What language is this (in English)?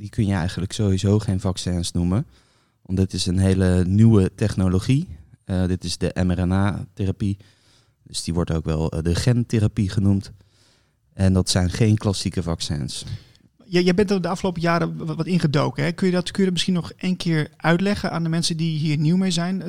Dutch